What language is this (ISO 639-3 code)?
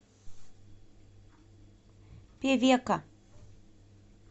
rus